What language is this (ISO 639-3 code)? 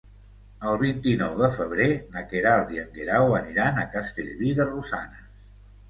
cat